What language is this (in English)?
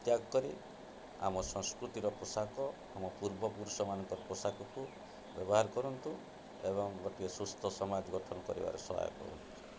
Odia